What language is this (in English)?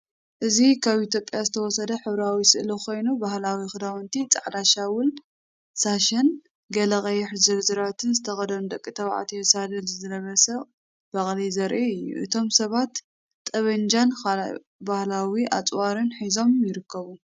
Tigrinya